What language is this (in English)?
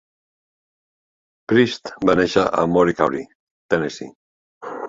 Catalan